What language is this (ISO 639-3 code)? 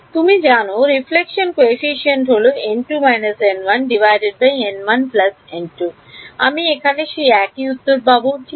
ben